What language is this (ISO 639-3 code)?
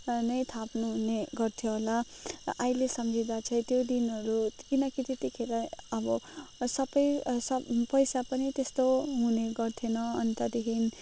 nep